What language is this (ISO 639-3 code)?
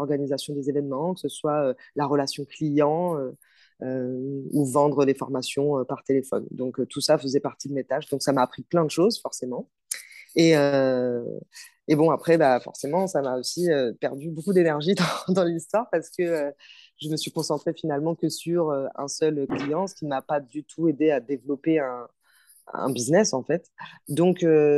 fra